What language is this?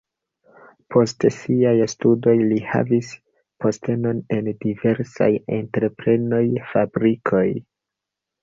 Esperanto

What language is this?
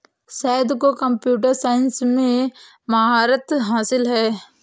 Hindi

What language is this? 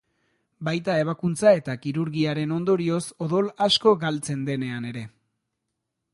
Basque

